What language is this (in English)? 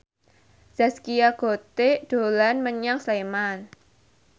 Javanese